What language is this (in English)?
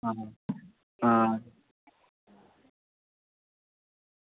Dogri